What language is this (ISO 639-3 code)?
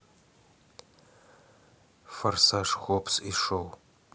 rus